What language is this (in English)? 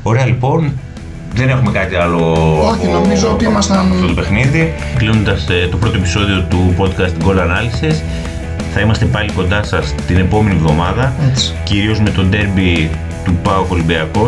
Greek